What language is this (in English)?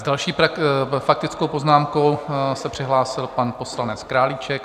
Czech